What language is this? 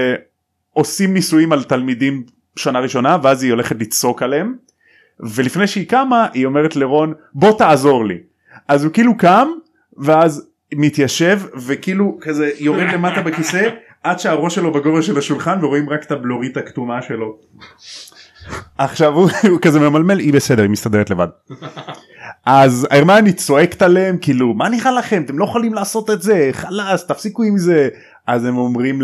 Hebrew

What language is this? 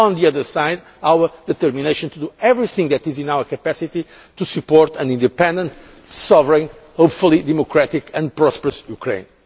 English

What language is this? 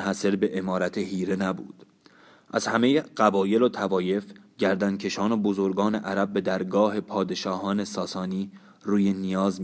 Persian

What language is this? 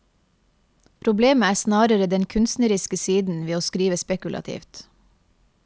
Norwegian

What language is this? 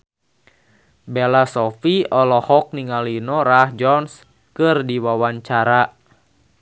Sundanese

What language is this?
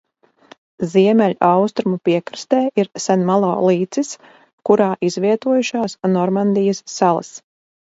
Latvian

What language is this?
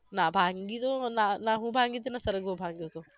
Gujarati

